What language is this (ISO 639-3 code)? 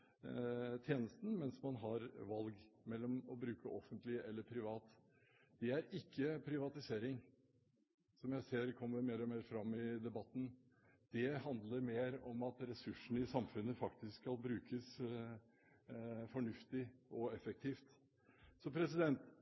nob